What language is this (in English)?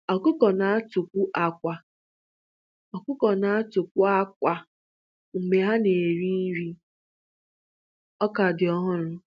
Igbo